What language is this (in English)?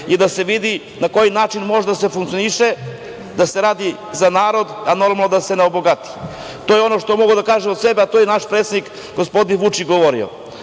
Serbian